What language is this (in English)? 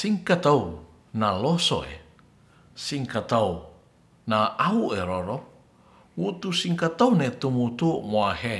Ratahan